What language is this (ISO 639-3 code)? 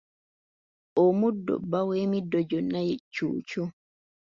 lug